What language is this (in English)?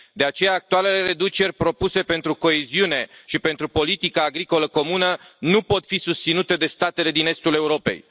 Romanian